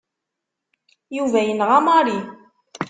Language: Kabyle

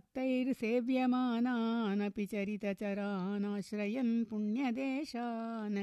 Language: Tamil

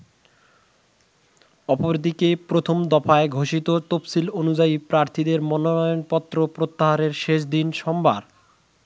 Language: Bangla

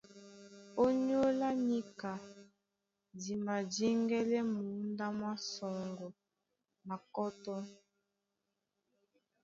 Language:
Duala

